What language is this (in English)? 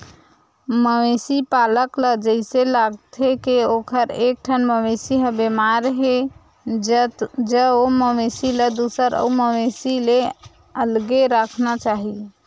Chhattisgarhi